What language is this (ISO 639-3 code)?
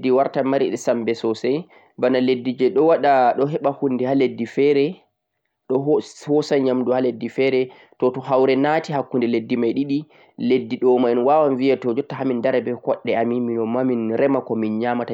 fuq